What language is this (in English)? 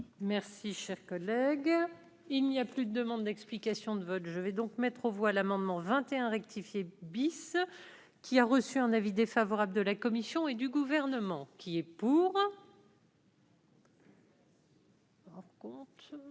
French